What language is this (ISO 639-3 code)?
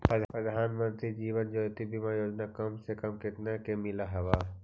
mag